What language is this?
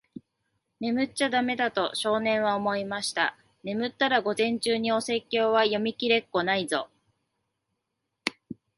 Japanese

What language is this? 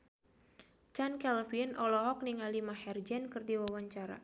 Sundanese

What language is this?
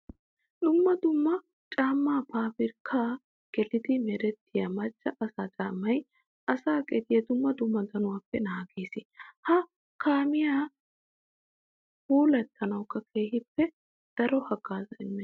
Wolaytta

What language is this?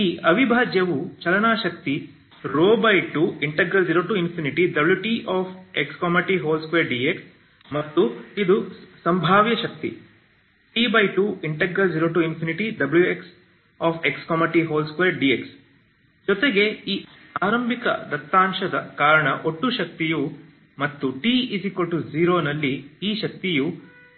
Kannada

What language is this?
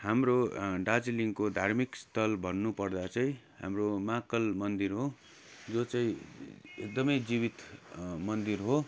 Nepali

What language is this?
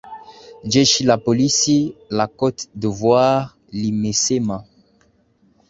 Swahili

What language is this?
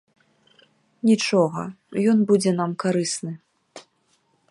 Belarusian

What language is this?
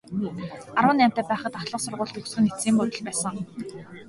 Mongolian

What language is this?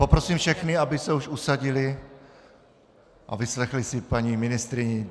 Czech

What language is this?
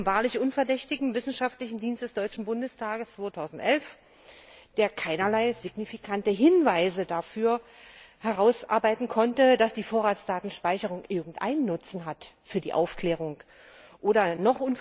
German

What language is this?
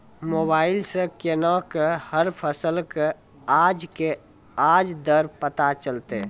Maithili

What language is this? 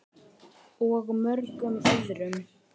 Icelandic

